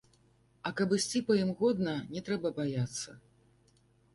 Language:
Belarusian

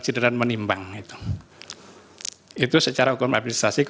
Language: Indonesian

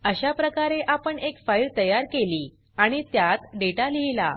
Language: Marathi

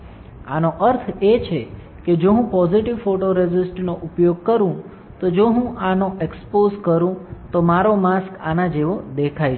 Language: Gujarati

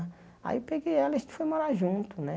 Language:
Portuguese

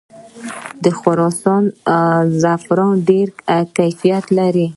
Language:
Pashto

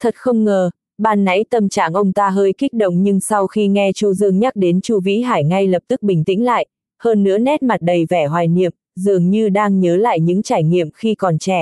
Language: Vietnamese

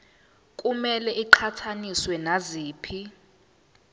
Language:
Zulu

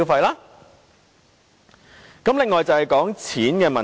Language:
Cantonese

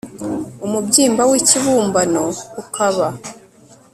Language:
Kinyarwanda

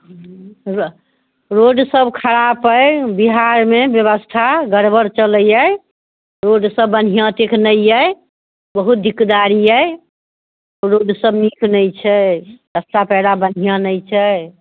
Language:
Maithili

